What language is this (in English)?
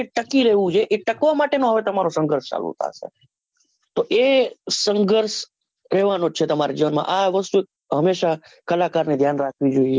Gujarati